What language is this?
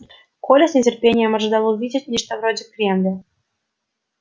Russian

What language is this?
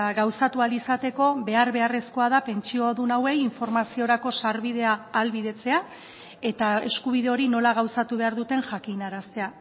Basque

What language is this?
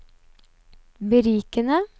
Norwegian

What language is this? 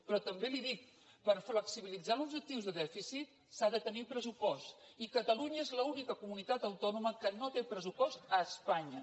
Catalan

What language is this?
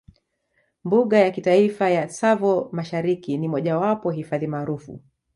Swahili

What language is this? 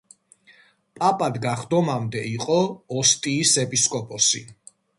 Georgian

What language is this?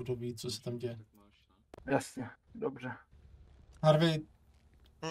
Czech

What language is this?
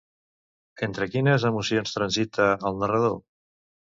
Catalan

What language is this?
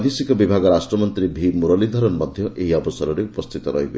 Odia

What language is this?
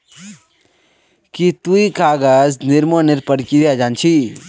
Magahi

